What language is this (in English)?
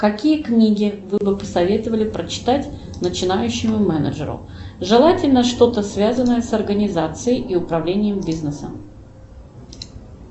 Russian